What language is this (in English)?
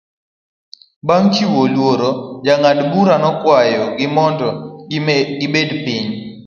Luo (Kenya and Tanzania)